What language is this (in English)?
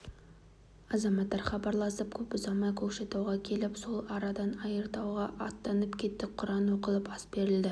Kazakh